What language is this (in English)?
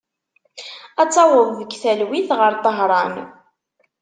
Kabyle